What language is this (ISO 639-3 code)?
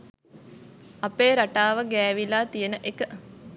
sin